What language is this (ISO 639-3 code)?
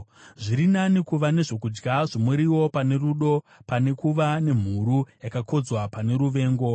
sna